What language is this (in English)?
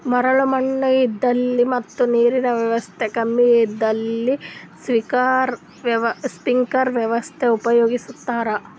Kannada